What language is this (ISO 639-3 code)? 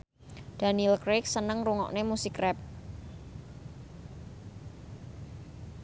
jav